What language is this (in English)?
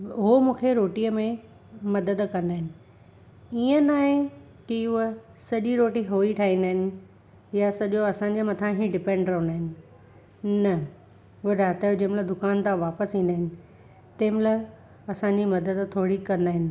Sindhi